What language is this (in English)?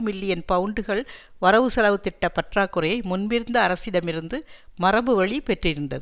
Tamil